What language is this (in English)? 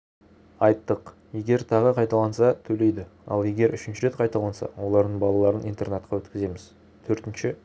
Kazakh